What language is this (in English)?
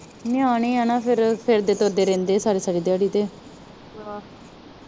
Punjabi